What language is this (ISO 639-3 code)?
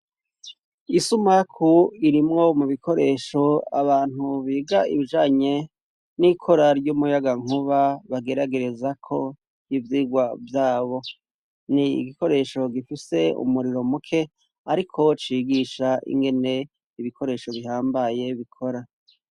run